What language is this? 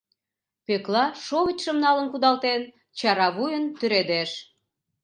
Mari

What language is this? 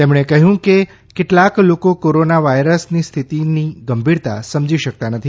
Gujarati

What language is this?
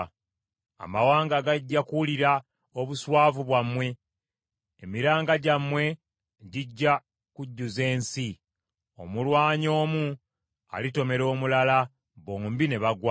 Ganda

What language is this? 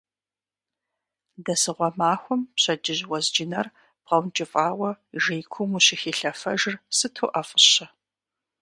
Kabardian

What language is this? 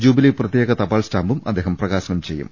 Malayalam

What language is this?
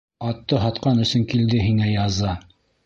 Bashkir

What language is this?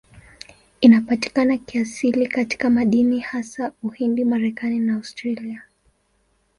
Swahili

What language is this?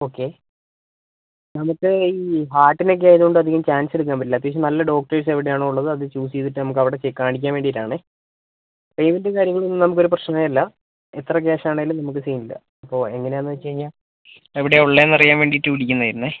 Malayalam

